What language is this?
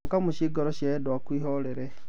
Kikuyu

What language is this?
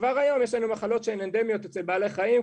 Hebrew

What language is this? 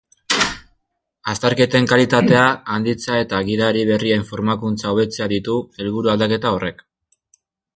Basque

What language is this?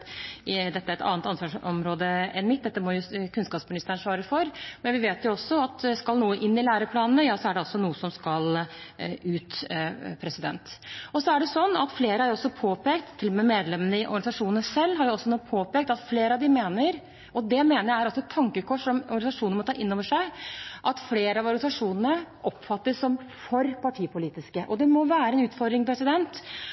Norwegian Bokmål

